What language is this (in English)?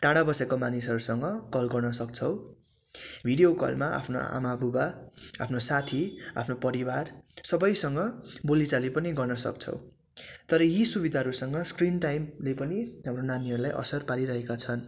Nepali